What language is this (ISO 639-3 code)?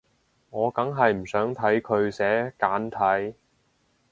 yue